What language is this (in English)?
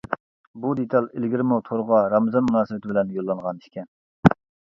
Uyghur